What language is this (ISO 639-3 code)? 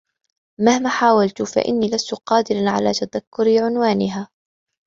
ara